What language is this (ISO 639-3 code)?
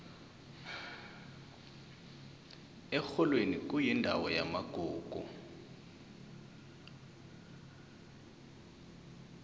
nbl